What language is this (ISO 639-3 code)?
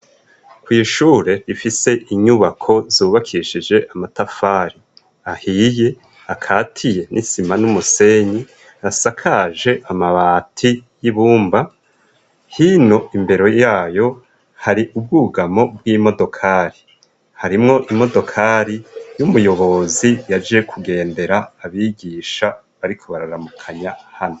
run